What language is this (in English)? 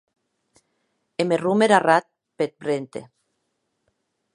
Occitan